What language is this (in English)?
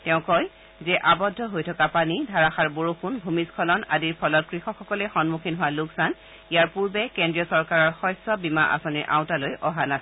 Assamese